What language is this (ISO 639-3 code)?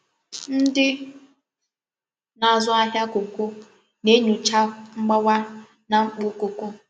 ibo